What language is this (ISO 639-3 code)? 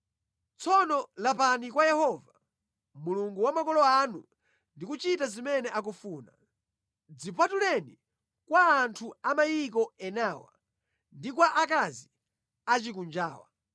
nya